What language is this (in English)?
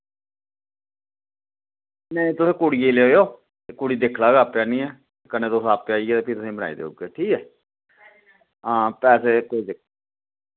Dogri